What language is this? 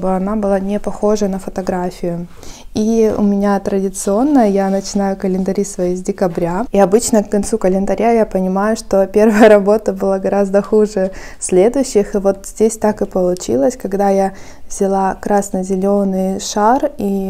Russian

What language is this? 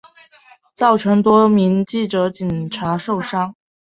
Chinese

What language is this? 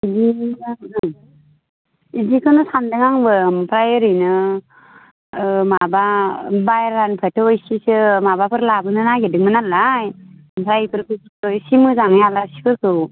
Bodo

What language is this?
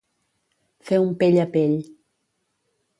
Catalan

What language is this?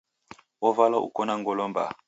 Taita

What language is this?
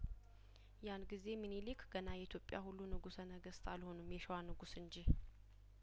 Amharic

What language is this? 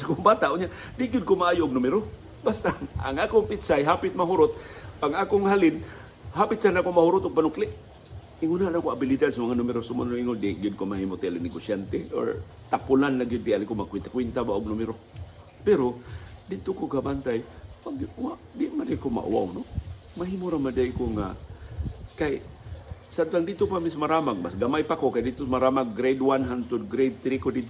Filipino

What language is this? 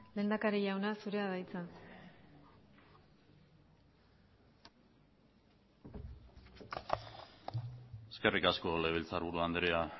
Basque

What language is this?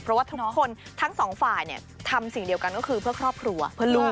Thai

